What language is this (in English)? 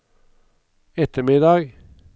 Norwegian